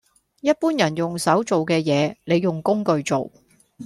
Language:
Cantonese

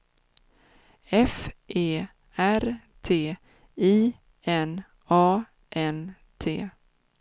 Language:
Swedish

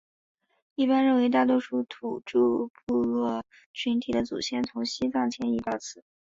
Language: Chinese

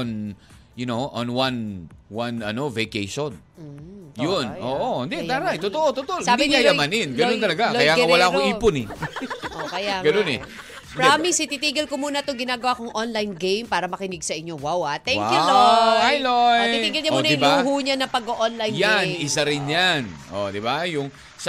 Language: Filipino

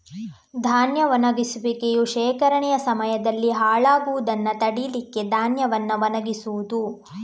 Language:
Kannada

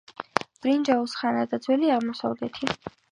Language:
Georgian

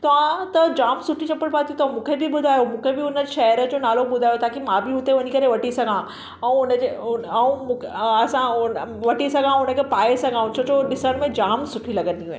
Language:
Sindhi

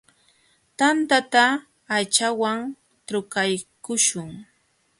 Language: Jauja Wanca Quechua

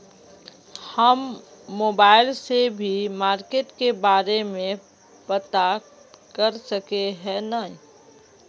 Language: Magahi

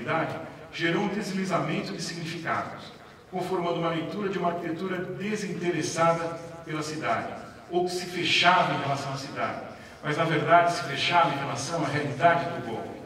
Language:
Portuguese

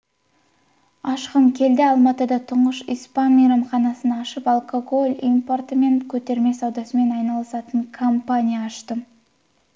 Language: Kazakh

